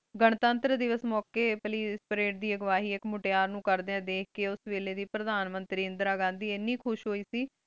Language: Punjabi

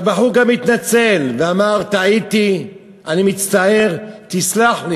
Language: Hebrew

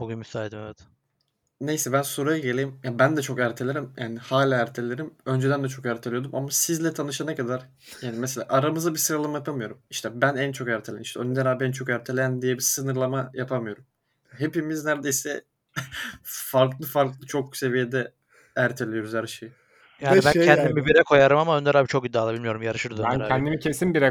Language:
Turkish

